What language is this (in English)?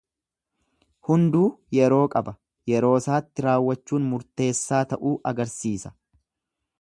Oromo